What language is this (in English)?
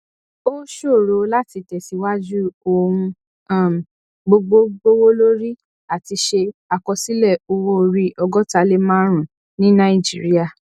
Yoruba